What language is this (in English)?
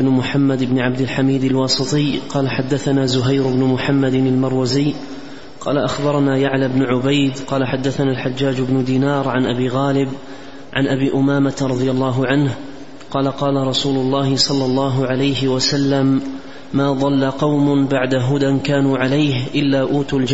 Arabic